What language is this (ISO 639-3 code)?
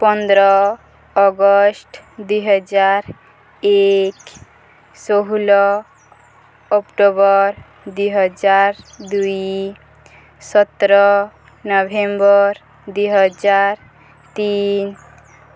ori